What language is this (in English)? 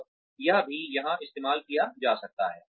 Hindi